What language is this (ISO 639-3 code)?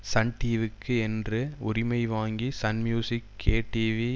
tam